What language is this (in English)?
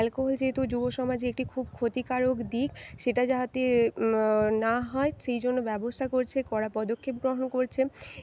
Bangla